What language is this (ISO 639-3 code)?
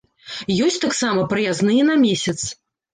bel